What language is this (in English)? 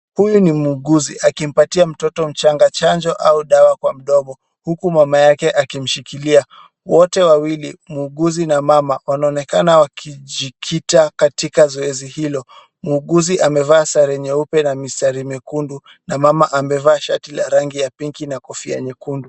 Swahili